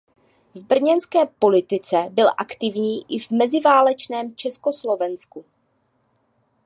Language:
Czech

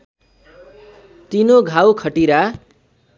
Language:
Nepali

